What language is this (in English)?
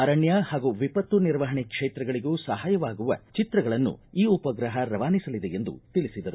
Kannada